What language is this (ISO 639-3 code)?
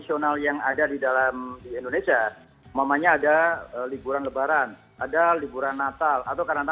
ind